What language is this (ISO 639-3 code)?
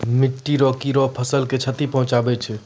mai